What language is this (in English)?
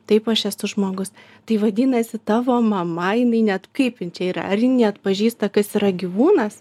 Lithuanian